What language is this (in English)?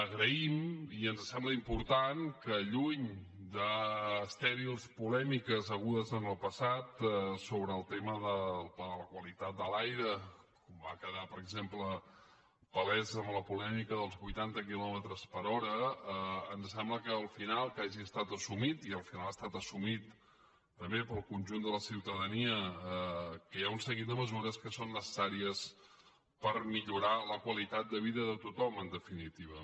Catalan